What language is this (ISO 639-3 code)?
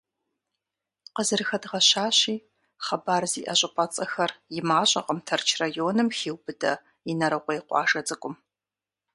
kbd